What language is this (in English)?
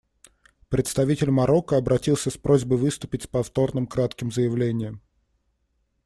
Russian